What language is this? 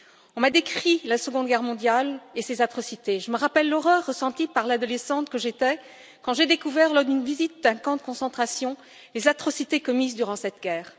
French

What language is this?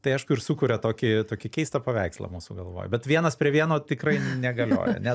Lithuanian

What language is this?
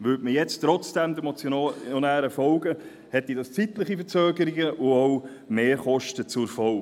Swiss German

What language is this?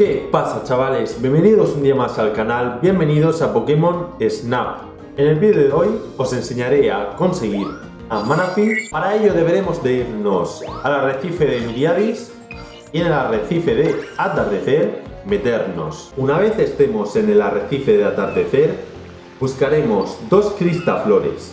Spanish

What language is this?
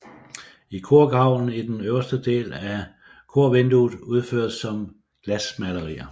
Danish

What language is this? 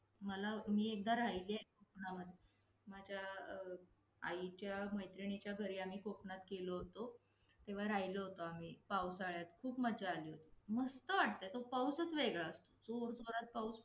Marathi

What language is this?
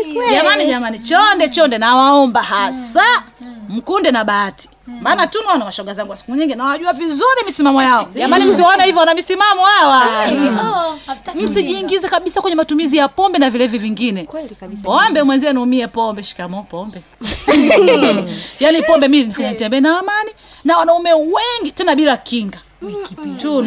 Swahili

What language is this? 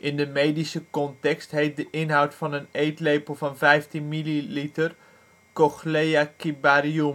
Dutch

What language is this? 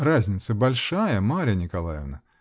Russian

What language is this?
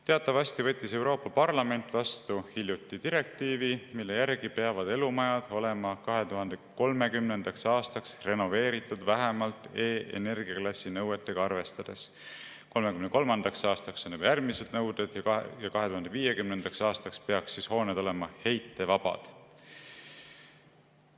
Estonian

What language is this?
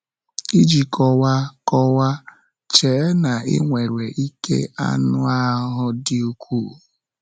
Igbo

